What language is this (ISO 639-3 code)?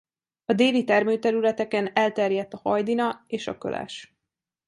hun